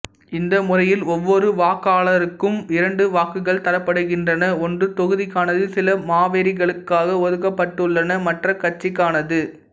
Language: Tamil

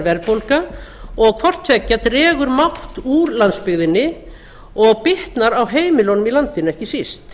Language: Icelandic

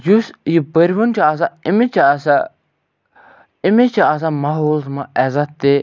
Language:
Kashmiri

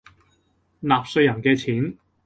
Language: Cantonese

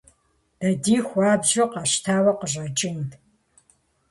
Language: Kabardian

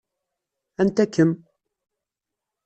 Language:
Kabyle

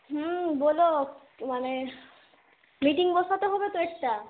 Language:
Bangla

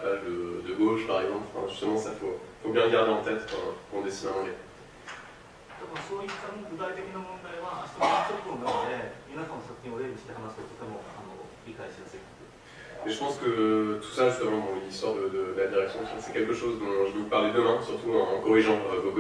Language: French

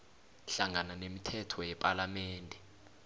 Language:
South Ndebele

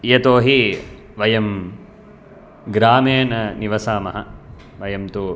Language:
Sanskrit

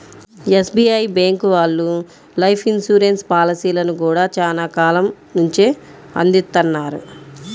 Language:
Telugu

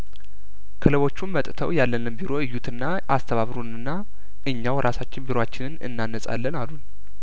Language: Amharic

